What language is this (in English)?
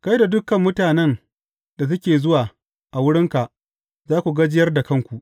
Hausa